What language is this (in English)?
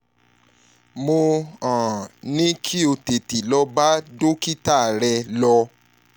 Yoruba